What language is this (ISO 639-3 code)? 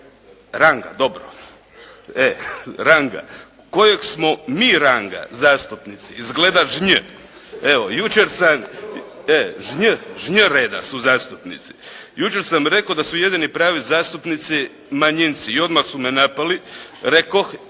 hrv